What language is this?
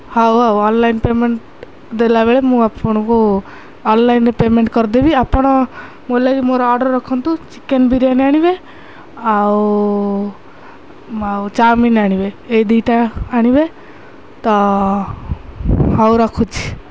Odia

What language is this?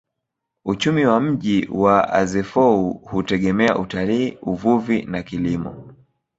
Swahili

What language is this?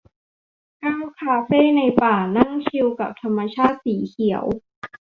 Thai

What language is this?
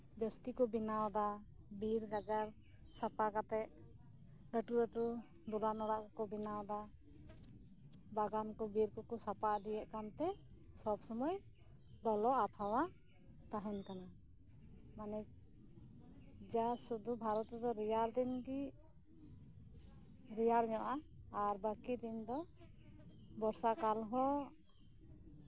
Santali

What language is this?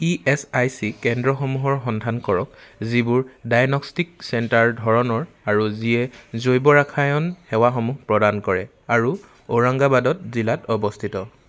Assamese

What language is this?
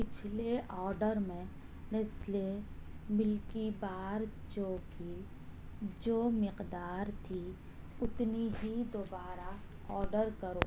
Urdu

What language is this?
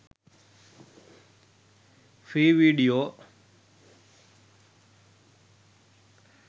Sinhala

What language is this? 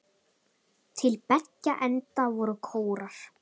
Icelandic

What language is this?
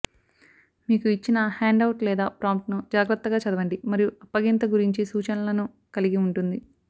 Telugu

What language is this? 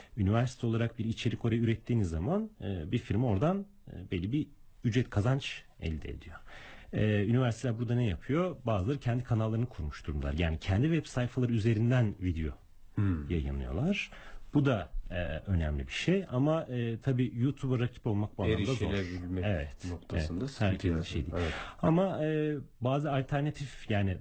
Turkish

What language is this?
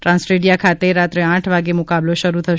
Gujarati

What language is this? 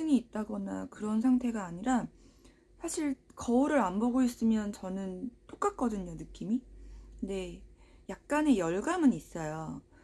Korean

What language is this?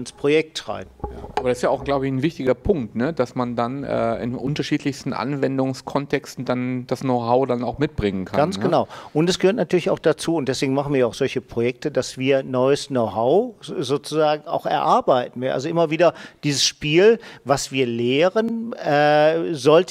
German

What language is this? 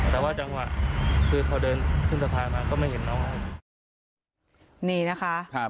Thai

